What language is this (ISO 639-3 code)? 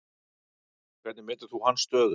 isl